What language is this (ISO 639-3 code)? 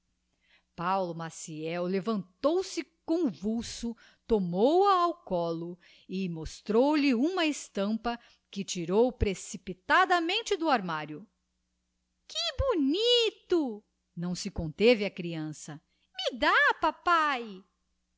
por